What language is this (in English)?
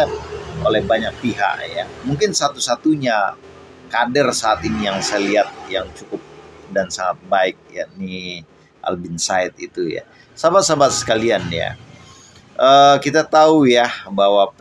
Indonesian